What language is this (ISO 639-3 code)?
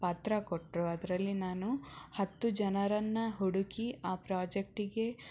kan